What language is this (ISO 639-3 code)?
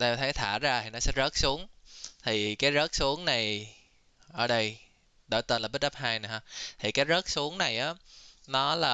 vie